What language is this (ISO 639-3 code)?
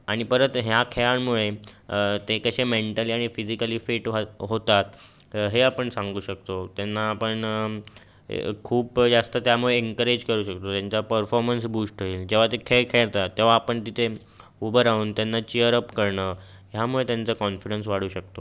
mar